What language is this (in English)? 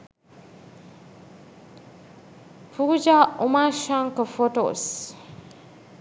Sinhala